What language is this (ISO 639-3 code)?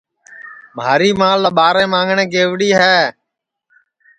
ssi